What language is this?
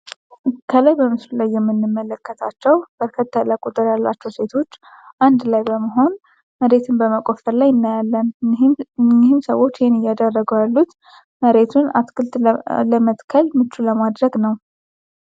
Amharic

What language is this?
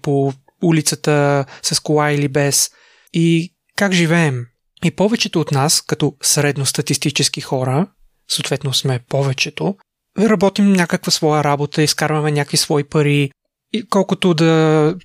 Bulgarian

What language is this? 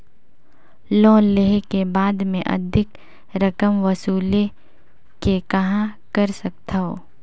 Chhattisgarhi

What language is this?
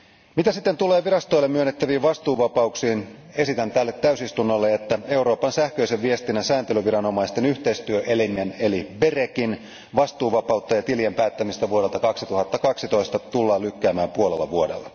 Finnish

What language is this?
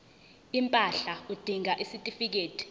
Zulu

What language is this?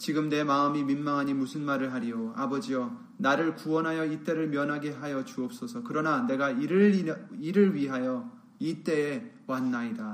Korean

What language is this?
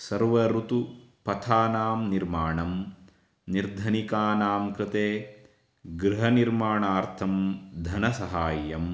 Sanskrit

